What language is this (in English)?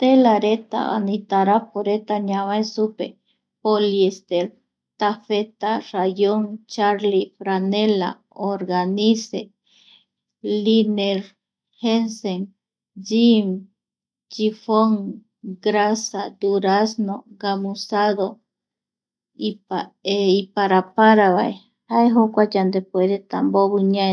Eastern Bolivian Guaraní